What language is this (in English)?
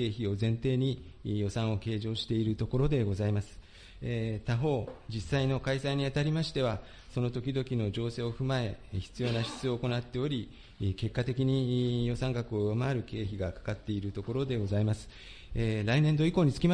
Japanese